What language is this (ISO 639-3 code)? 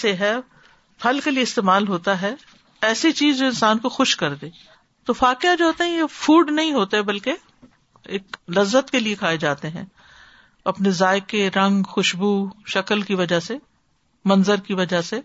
urd